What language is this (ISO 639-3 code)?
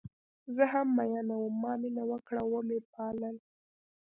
pus